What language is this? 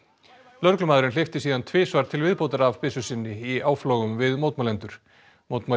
Icelandic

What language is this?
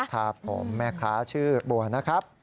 Thai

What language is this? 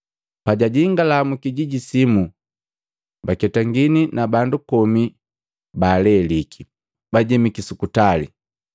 Matengo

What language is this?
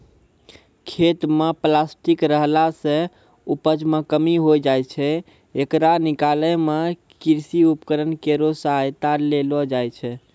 Maithili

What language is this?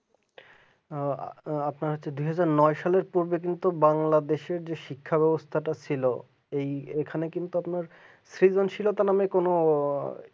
Bangla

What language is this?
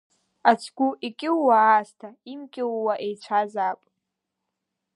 Abkhazian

